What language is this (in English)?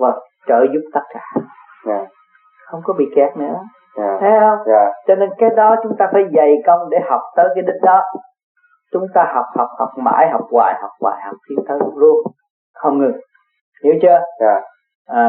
Vietnamese